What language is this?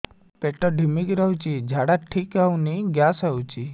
Odia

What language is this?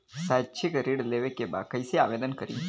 Bhojpuri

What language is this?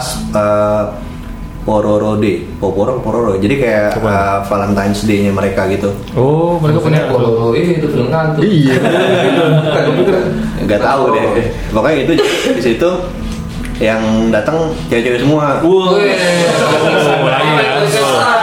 Indonesian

